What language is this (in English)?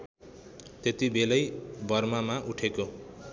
Nepali